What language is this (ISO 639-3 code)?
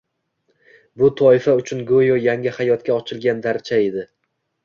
uzb